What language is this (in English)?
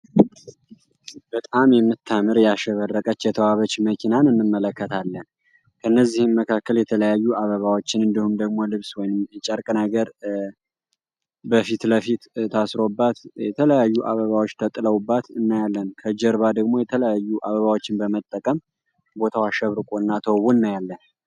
Amharic